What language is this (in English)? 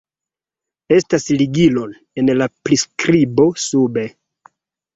Esperanto